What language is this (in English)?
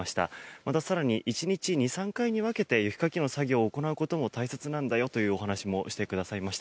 Japanese